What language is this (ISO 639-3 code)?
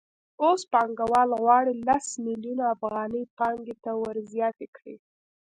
pus